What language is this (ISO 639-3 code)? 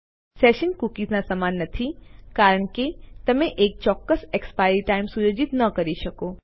guj